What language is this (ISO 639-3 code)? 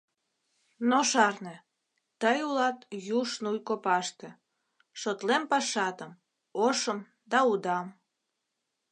chm